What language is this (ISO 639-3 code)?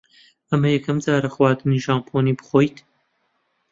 ckb